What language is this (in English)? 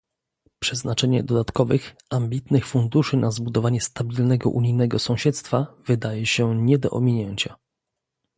Polish